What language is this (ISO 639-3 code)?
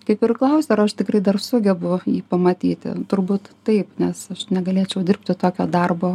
lit